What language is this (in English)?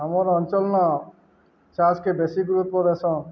Odia